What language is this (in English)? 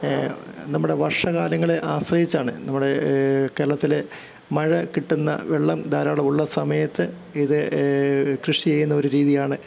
Malayalam